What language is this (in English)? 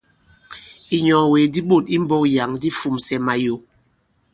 Bankon